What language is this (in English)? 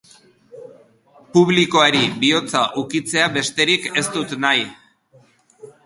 Basque